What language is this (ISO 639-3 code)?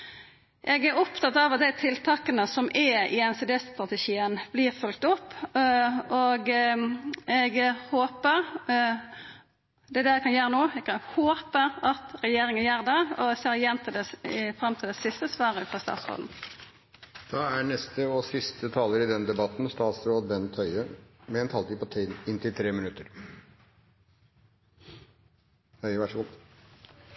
nor